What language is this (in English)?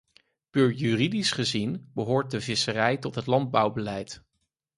Dutch